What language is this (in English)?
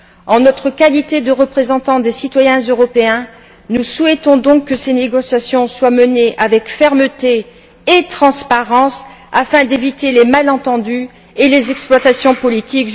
French